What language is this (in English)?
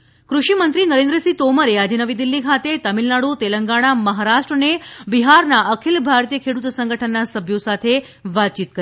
Gujarati